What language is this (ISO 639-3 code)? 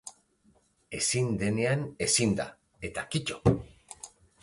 eus